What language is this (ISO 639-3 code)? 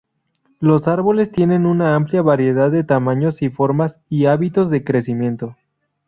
spa